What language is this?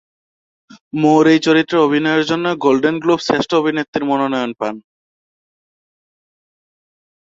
Bangla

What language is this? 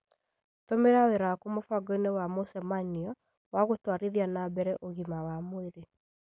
Kikuyu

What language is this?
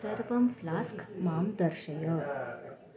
Sanskrit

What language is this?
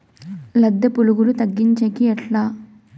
Telugu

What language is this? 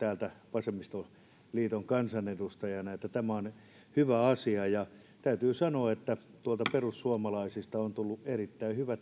Finnish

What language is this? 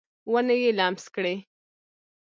Pashto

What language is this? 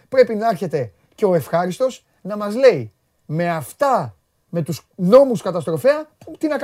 Greek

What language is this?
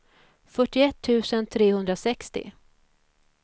Swedish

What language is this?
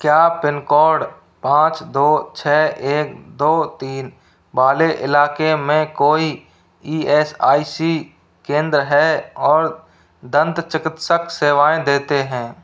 Hindi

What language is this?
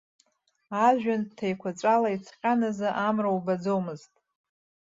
Abkhazian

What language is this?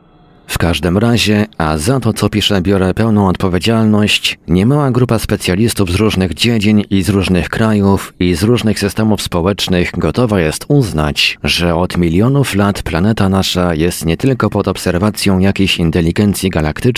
Polish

